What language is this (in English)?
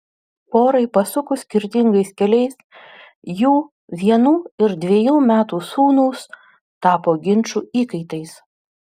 Lithuanian